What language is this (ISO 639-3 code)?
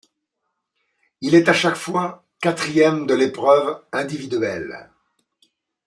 fra